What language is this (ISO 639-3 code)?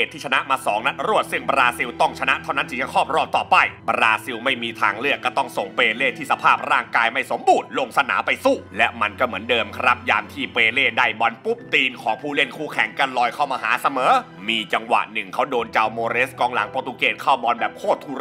tha